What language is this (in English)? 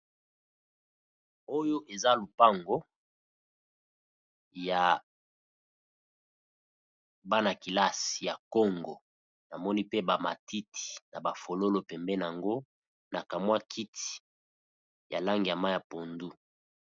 Lingala